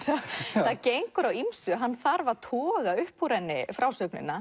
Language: Icelandic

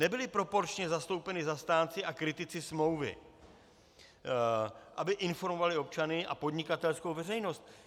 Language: Czech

